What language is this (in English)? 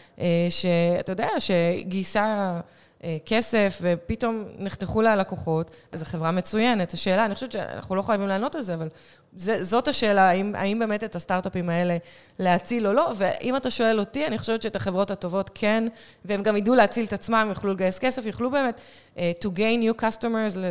Hebrew